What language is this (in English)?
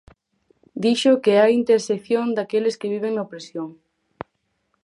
Galician